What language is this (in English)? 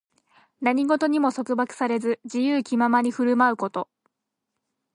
Japanese